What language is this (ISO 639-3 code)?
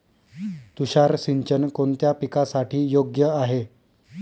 mar